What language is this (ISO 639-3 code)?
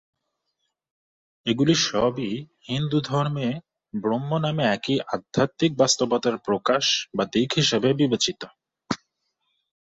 ben